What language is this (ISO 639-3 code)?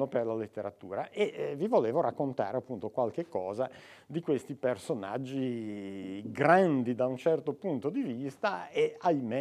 ita